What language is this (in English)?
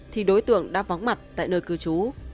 Vietnamese